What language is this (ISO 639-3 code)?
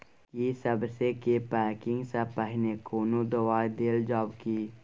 mai